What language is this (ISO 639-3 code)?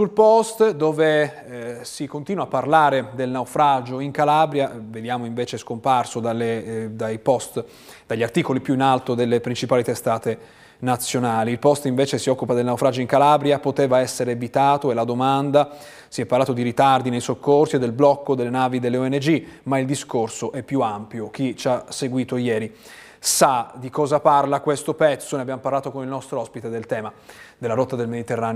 ita